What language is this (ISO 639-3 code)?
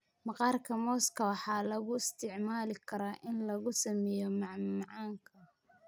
som